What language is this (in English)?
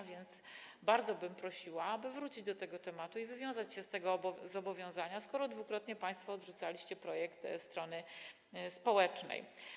Polish